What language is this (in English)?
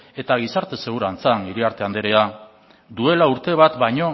Basque